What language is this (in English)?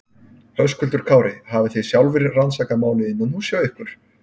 Icelandic